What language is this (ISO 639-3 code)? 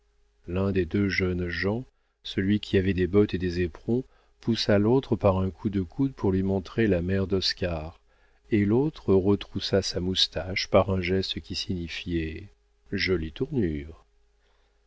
fra